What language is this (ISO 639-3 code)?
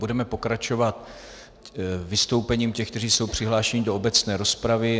ces